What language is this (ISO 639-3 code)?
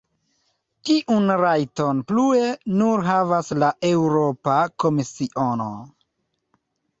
epo